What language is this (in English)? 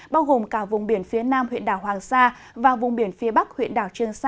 Vietnamese